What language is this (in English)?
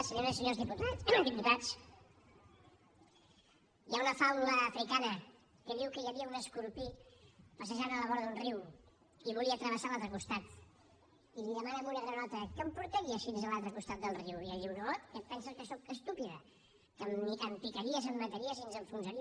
Catalan